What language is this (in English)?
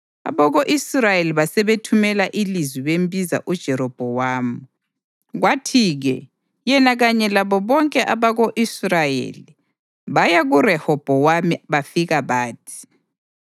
North Ndebele